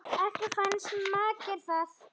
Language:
Icelandic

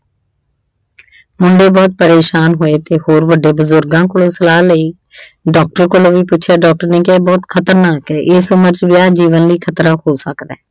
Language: Punjabi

